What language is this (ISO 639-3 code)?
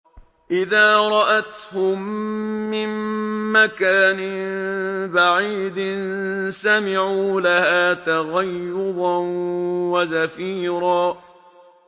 ara